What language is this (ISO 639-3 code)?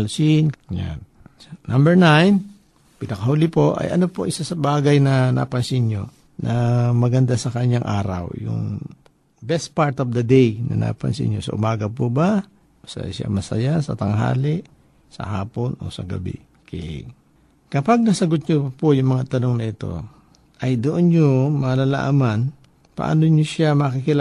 fil